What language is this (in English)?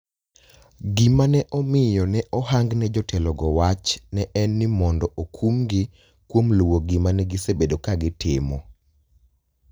Luo (Kenya and Tanzania)